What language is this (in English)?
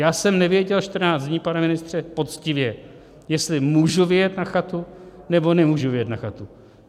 Czech